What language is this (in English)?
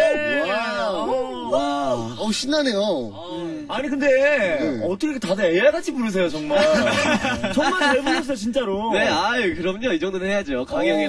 Korean